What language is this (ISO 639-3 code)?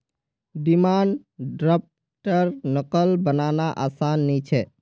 mag